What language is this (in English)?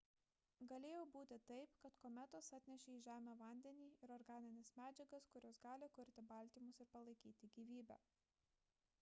Lithuanian